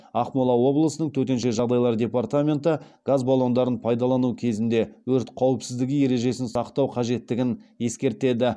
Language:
Kazakh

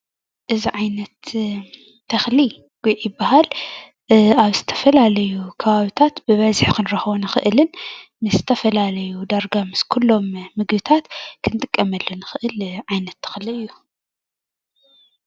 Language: Tigrinya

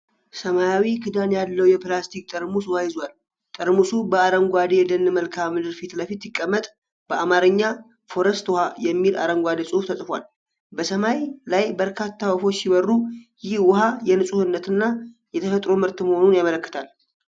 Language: Amharic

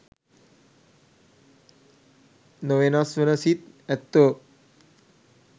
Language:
Sinhala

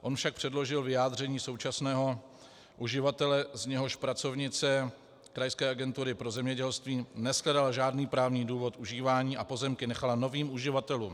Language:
Czech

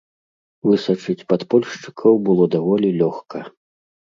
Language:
Belarusian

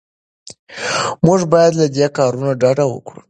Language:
Pashto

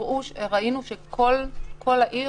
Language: Hebrew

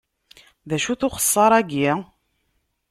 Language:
Kabyle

